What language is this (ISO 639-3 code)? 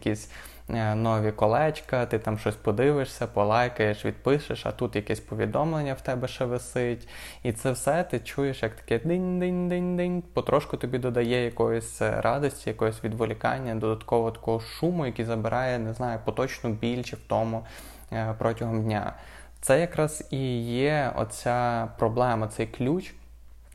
ukr